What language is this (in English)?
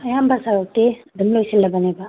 Manipuri